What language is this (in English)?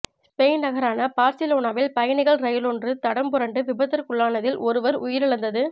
Tamil